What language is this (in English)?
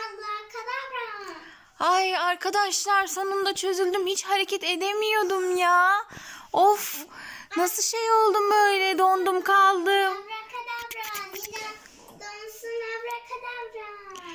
Turkish